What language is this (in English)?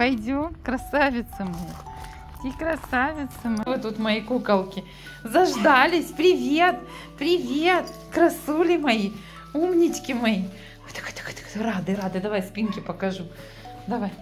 Russian